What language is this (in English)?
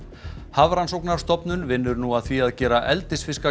Icelandic